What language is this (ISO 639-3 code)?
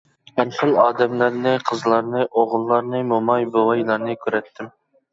uig